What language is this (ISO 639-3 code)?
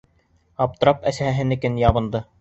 bak